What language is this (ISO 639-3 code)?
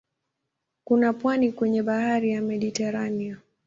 swa